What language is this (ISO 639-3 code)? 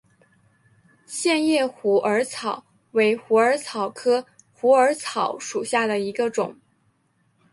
zho